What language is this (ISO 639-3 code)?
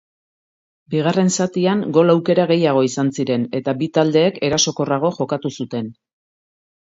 eus